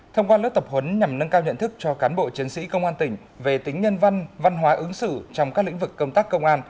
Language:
Vietnamese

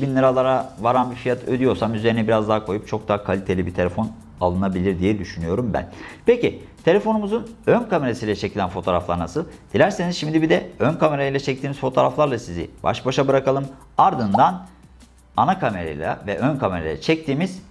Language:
Turkish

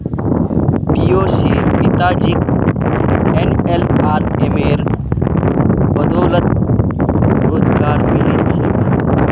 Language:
Magahi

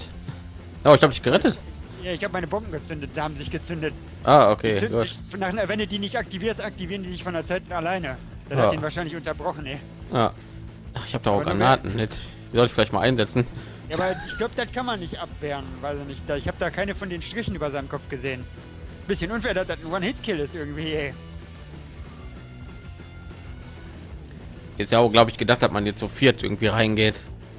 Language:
German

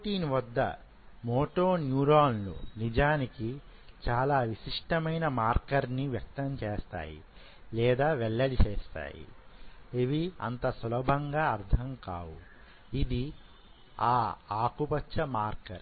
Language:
Telugu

